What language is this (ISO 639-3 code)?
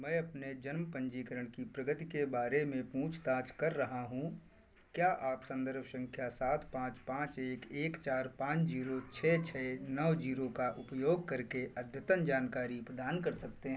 hin